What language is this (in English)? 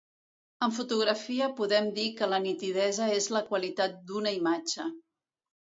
Catalan